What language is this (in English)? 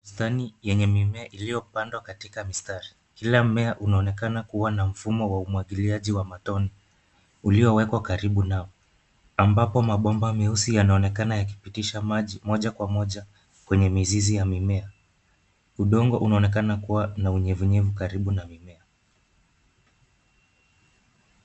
Swahili